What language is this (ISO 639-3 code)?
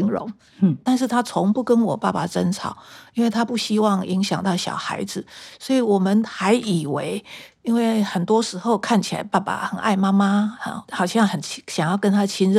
zho